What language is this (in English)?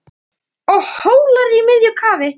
Icelandic